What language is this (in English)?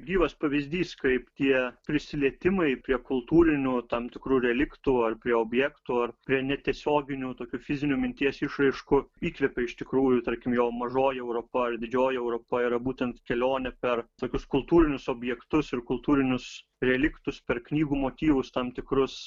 Lithuanian